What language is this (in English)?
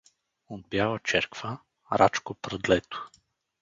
Bulgarian